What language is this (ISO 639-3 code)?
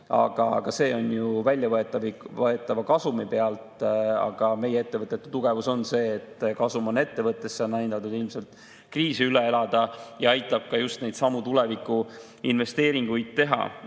est